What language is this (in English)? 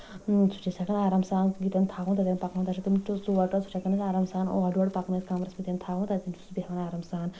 Kashmiri